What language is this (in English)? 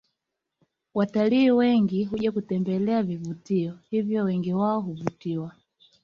Swahili